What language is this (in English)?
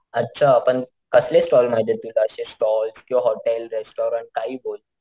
Marathi